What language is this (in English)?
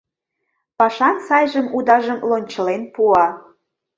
Mari